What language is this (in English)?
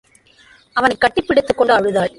Tamil